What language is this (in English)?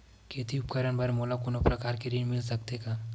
Chhattisgarhi